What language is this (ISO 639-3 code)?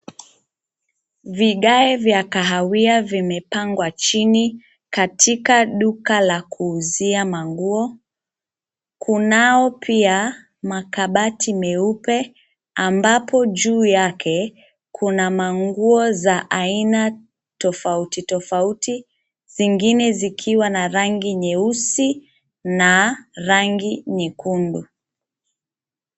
swa